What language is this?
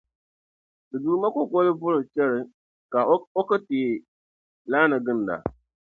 Dagbani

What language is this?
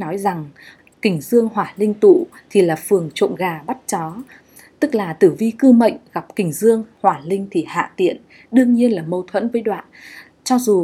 Vietnamese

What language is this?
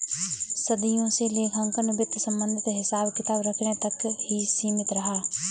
Hindi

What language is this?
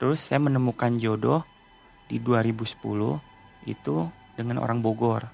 Indonesian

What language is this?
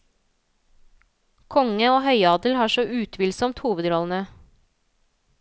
Norwegian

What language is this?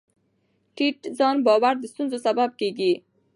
Pashto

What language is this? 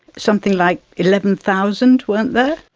English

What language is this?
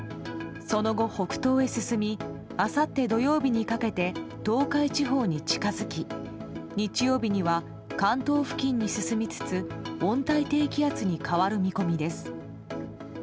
Japanese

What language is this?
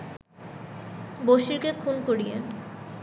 Bangla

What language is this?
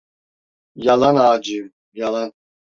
Turkish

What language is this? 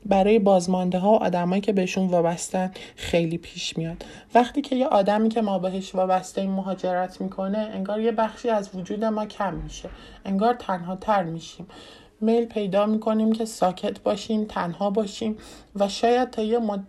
Persian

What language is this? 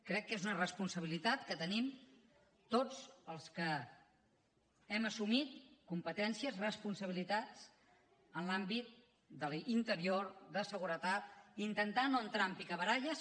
Catalan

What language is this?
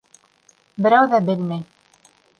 Bashkir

